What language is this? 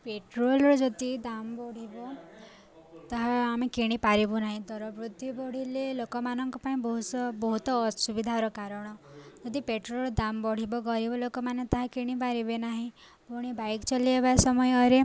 Odia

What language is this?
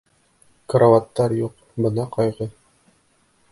Bashkir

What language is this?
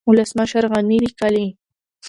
Pashto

